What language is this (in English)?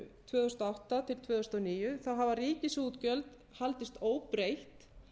Icelandic